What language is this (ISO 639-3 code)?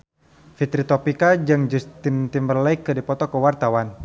sun